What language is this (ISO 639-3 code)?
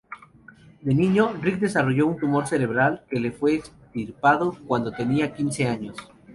spa